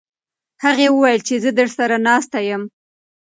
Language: Pashto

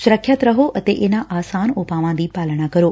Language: Punjabi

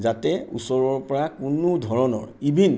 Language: Assamese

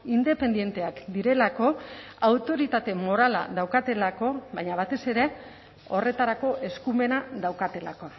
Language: Basque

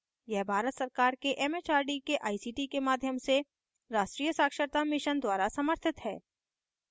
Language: Hindi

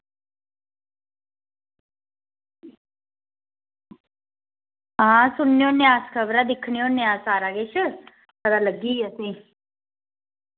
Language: Dogri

